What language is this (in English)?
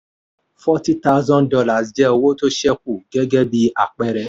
Yoruba